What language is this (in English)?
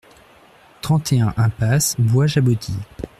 French